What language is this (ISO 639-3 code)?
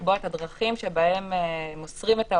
heb